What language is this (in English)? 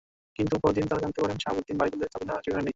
Bangla